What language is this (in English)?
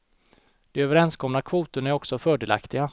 Swedish